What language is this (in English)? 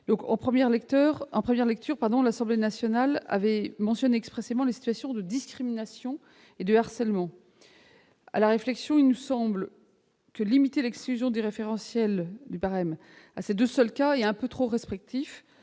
French